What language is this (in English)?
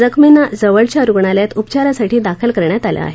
Marathi